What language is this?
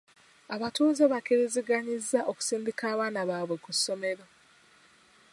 Ganda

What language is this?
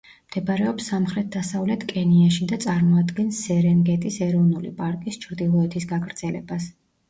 Georgian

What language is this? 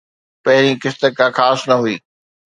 Sindhi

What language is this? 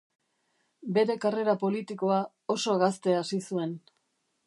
Basque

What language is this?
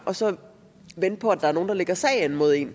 Danish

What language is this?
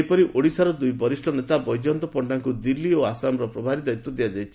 Odia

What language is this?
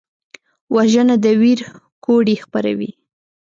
Pashto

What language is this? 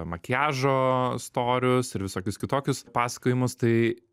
Lithuanian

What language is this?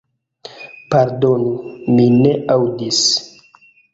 Esperanto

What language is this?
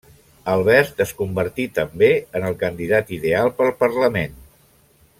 Catalan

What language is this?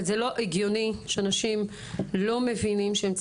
Hebrew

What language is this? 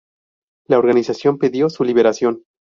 Spanish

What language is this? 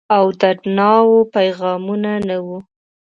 Pashto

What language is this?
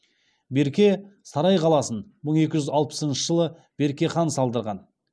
Kazakh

